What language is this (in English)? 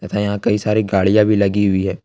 Hindi